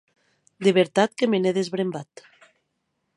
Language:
Occitan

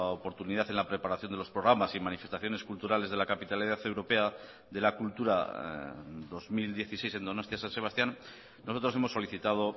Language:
Spanish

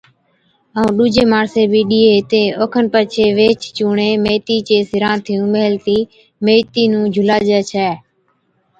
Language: Od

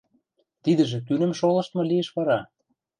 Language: Western Mari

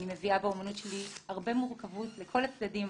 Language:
Hebrew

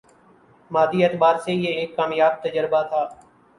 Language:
Urdu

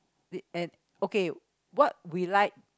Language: English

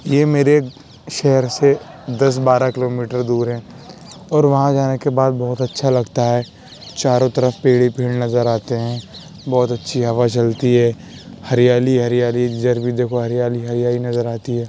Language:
Urdu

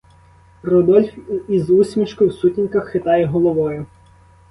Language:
Ukrainian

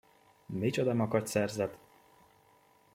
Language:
Hungarian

